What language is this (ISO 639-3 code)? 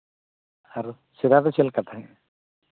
sat